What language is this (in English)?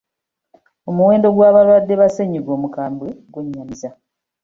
Ganda